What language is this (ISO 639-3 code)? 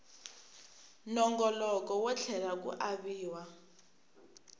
tso